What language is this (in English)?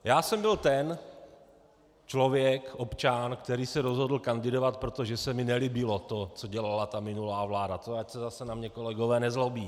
Czech